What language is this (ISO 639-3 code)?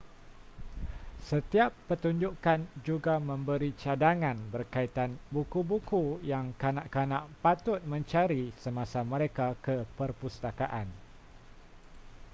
msa